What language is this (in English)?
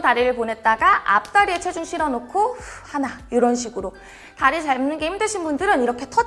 Korean